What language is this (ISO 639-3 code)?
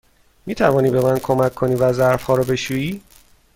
fas